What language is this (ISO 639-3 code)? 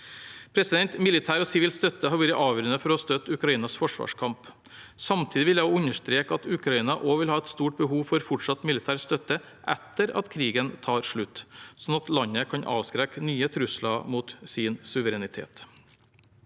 nor